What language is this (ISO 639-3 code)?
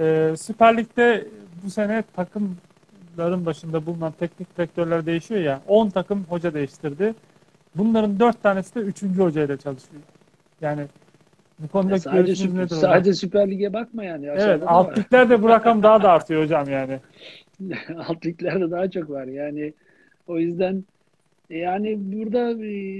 tur